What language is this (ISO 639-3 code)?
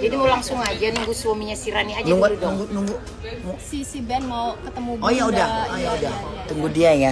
ind